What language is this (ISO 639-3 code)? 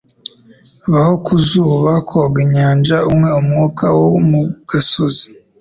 kin